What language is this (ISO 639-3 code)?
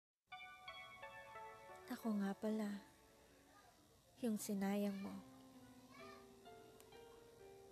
fil